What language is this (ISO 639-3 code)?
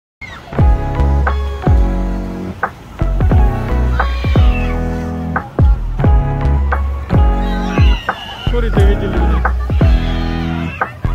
kor